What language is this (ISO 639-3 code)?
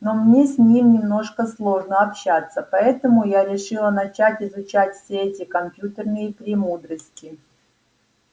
rus